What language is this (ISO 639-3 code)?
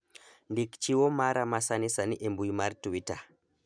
luo